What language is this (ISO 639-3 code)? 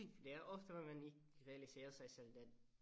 dan